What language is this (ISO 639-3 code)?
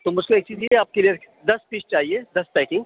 urd